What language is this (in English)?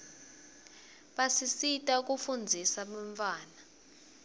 Swati